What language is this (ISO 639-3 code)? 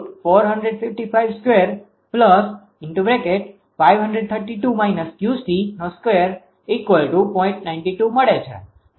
guj